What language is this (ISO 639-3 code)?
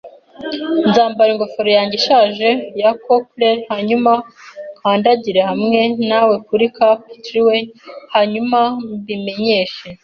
kin